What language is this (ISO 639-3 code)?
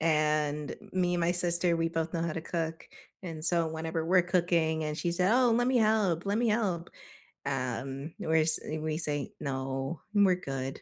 eng